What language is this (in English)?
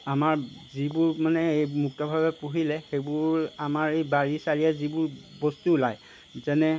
Assamese